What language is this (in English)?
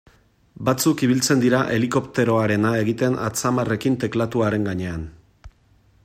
Basque